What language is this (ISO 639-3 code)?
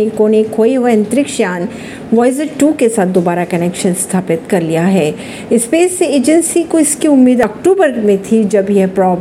hin